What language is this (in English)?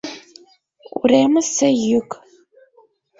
Mari